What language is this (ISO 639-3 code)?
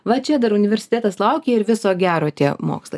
lit